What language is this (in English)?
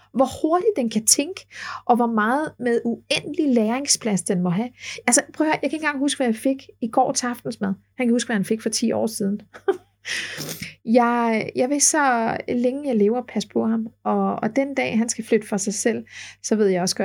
Danish